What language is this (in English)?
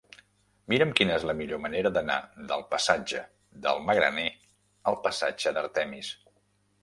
Catalan